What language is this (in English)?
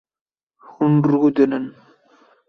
Kurdish